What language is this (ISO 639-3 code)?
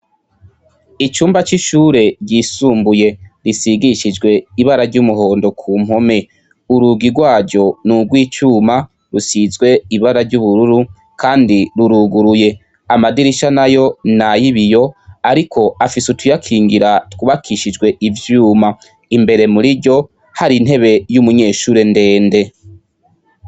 run